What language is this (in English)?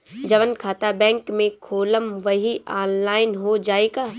Bhojpuri